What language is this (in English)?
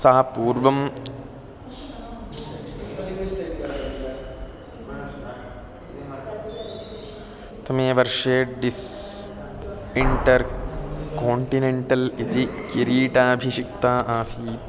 Sanskrit